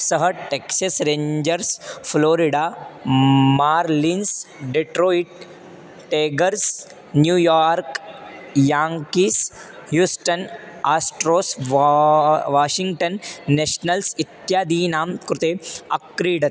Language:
Sanskrit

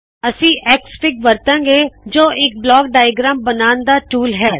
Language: Punjabi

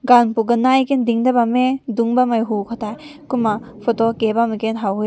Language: Rongmei Naga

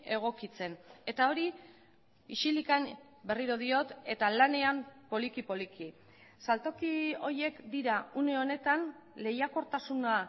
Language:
Basque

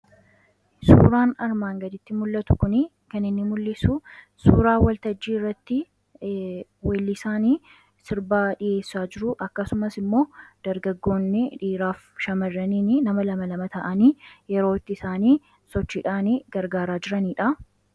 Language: Oromo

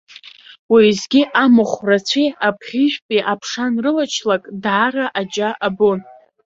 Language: Abkhazian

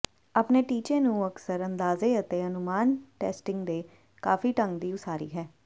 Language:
Punjabi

